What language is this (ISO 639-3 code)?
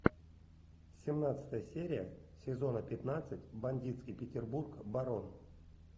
rus